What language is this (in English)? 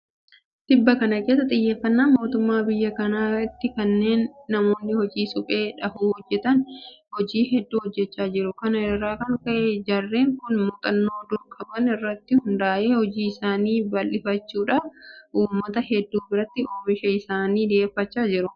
Oromo